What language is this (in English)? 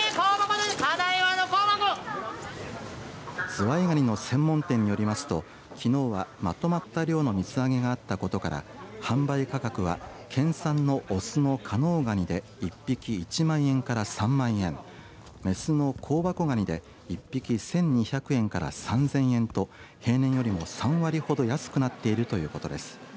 Japanese